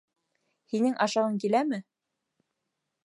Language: Bashkir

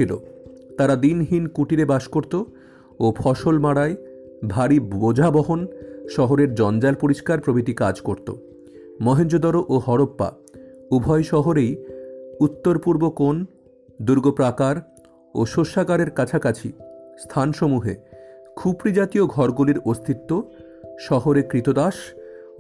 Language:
Bangla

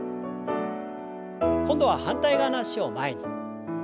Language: Japanese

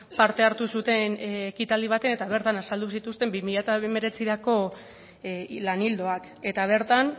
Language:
Basque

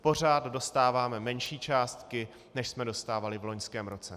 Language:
Czech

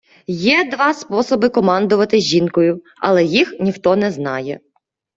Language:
Ukrainian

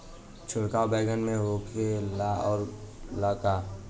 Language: Bhojpuri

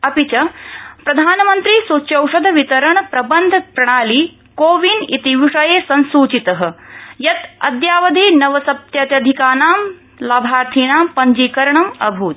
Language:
Sanskrit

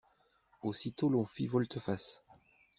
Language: French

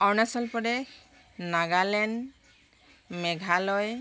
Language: Assamese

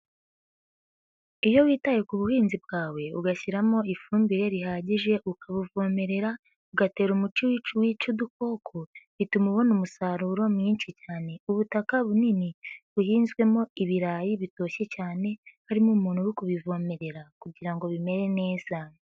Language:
Kinyarwanda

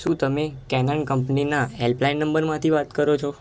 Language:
Gujarati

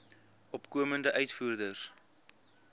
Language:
Afrikaans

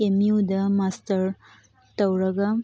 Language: Manipuri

